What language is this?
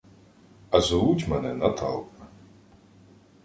Ukrainian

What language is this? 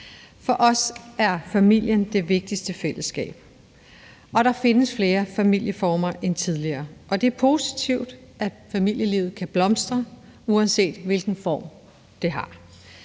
Danish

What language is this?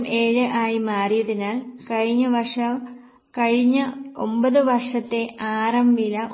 Malayalam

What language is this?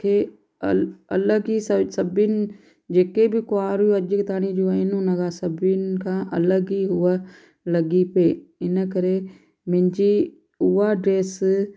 Sindhi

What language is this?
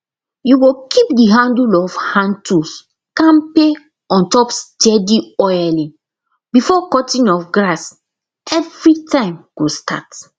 Nigerian Pidgin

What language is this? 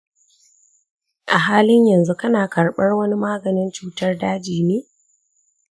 Hausa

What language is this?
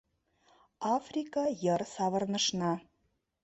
Mari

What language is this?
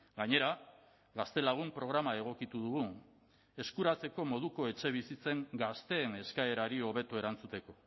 Basque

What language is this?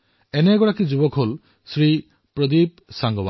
Assamese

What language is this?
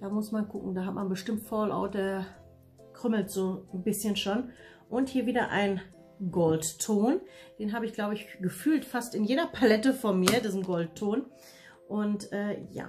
German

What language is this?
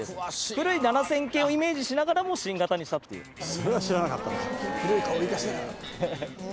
Japanese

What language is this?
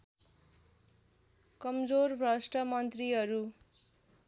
Nepali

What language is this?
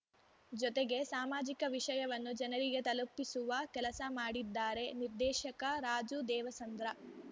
Kannada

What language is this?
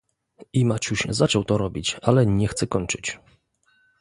Polish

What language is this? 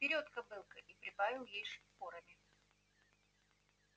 Russian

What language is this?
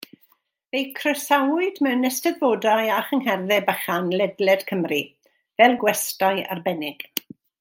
Welsh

